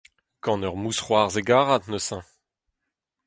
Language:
Breton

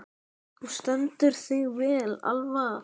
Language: Icelandic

